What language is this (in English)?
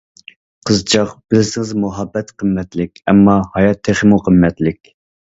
Uyghur